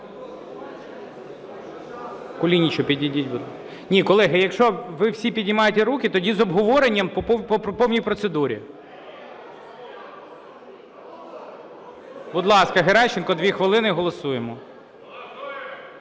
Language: Ukrainian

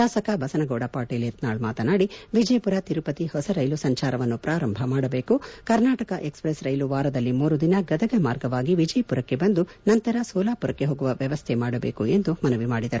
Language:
Kannada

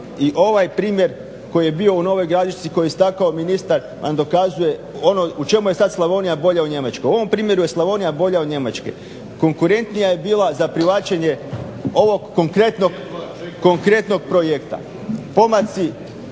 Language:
Croatian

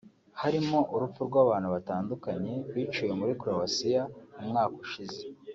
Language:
Kinyarwanda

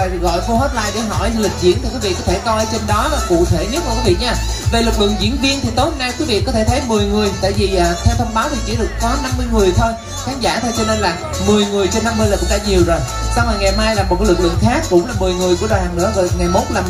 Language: Vietnamese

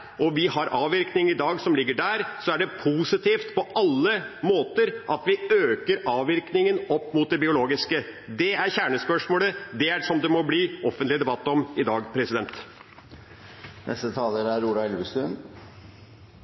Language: Norwegian Bokmål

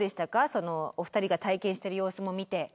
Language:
Japanese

